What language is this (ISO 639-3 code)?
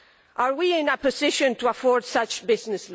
eng